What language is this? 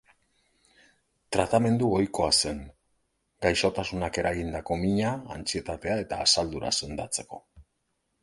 Basque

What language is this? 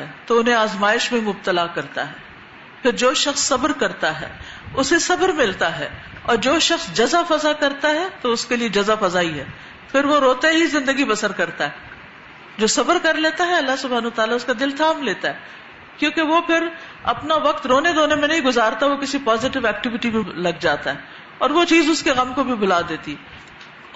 Urdu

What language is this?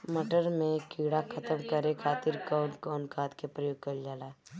Bhojpuri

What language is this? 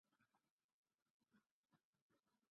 Divehi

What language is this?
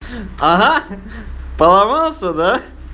Russian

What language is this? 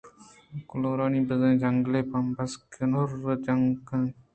Eastern Balochi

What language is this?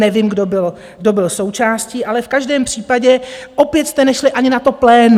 Czech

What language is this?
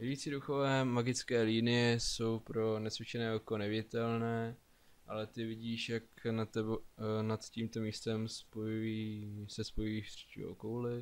Czech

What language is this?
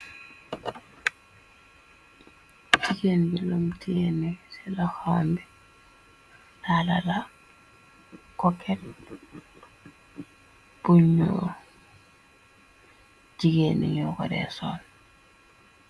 Wolof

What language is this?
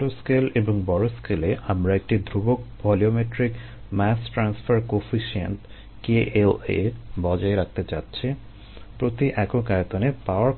Bangla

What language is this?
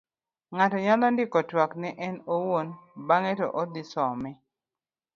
Luo (Kenya and Tanzania)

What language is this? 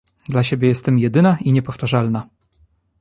Polish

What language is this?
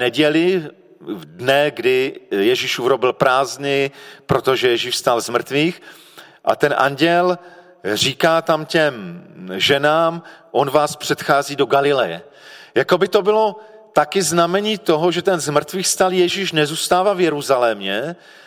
Czech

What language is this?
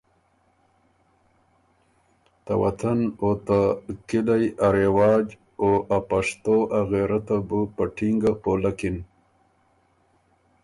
Ormuri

